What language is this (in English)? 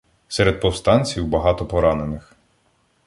Ukrainian